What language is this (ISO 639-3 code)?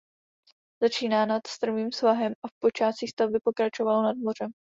ces